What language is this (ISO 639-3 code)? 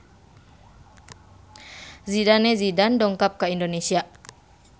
sun